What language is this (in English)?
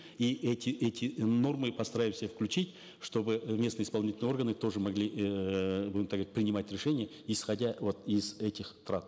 Kazakh